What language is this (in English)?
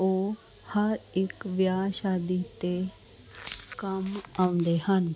Punjabi